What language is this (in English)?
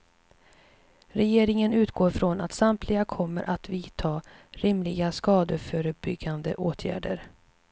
Swedish